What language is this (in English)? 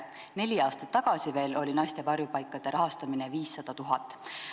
Estonian